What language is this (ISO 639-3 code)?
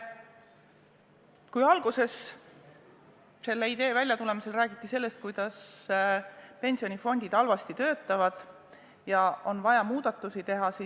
est